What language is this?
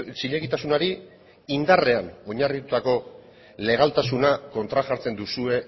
Basque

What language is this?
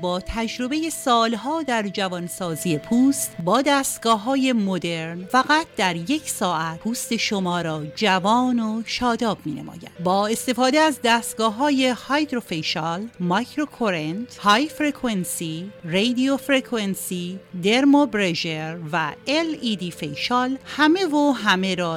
Persian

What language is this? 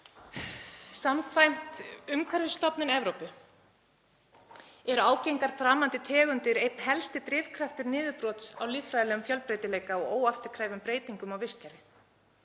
Icelandic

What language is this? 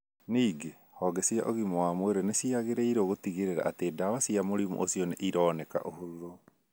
Kikuyu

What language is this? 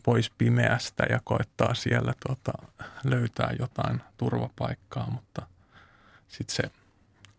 Finnish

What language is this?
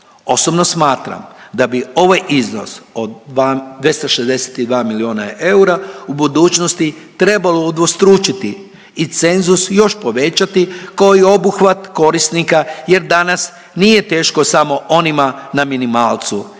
Croatian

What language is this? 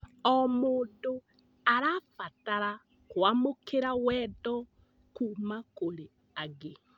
Kikuyu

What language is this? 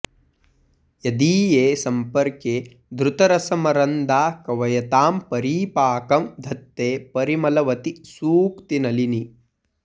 Sanskrit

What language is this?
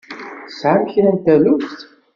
Kabyle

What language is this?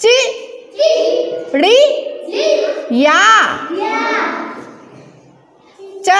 Hindi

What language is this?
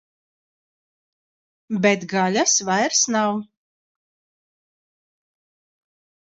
Latvian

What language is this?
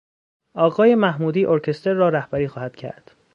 Persian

